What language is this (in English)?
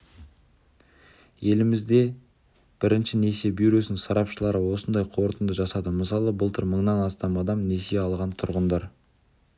Kazakh